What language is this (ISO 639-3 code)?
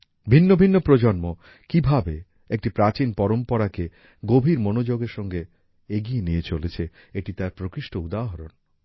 ben